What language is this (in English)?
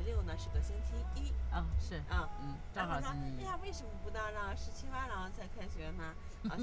Chinese